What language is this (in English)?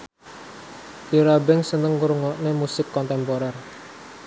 Javanese